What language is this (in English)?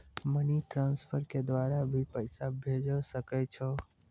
Maithili